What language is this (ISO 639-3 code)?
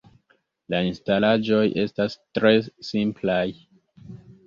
epo